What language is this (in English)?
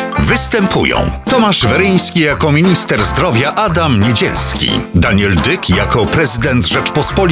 Polish